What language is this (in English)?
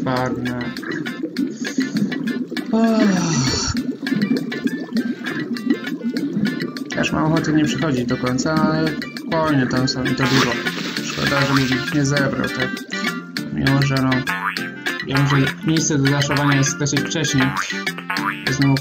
Polish